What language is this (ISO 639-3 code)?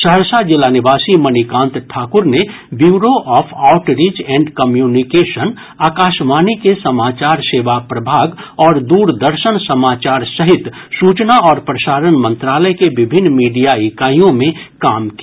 hin